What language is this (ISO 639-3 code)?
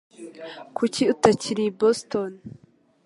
kin